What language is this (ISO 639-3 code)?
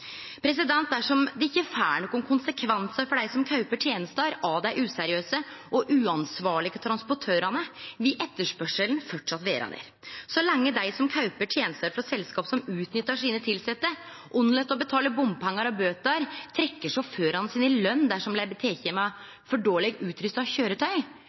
nno